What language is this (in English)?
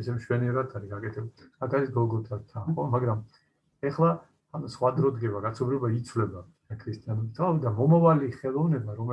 Turkish